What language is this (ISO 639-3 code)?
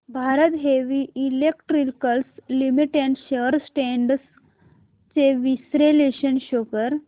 mar